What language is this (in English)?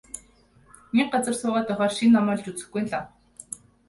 Mongolian